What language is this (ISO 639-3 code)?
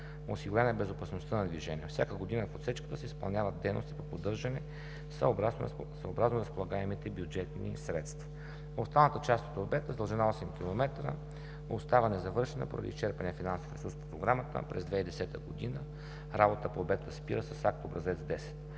bul